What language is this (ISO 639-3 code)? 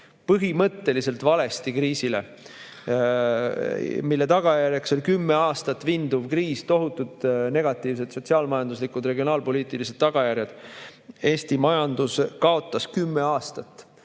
est